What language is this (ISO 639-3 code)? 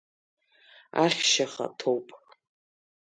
abk